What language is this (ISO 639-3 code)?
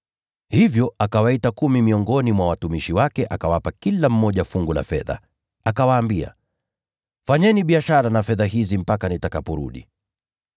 swa